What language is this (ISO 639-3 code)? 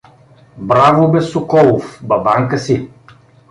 bul